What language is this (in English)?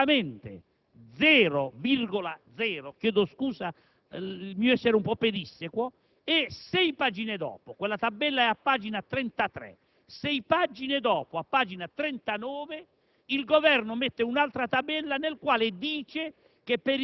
Italian